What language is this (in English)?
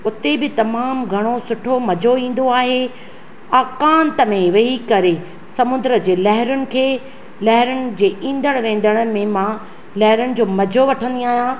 Sindhi